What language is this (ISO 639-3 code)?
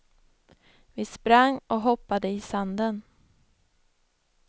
swe